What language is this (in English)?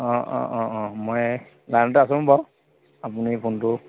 Assamese